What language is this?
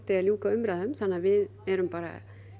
Icelandic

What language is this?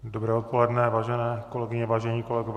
Czech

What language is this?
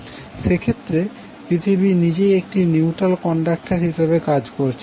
Bangla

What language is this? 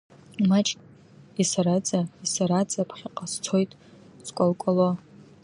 Abkhazian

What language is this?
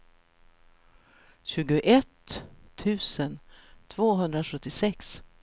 Swedish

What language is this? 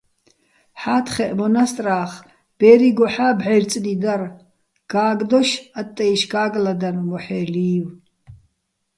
Bats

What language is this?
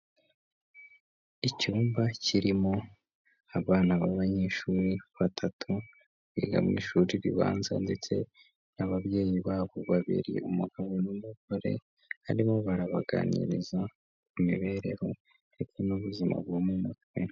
Kinyarwanda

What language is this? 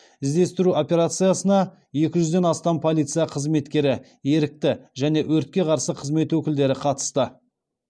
Kazakh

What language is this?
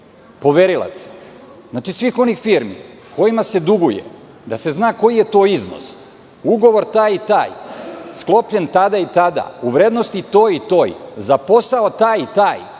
Serbian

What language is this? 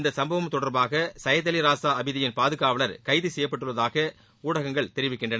Tamil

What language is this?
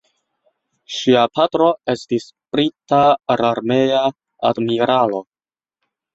Esperanto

